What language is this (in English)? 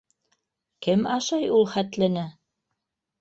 Bashkir